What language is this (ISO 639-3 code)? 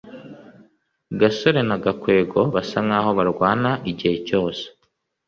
kin